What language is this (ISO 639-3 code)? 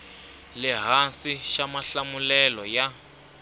tso